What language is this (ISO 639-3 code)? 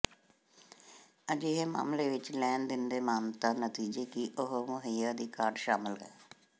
pan